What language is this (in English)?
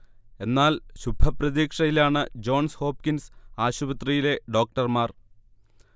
Malayalam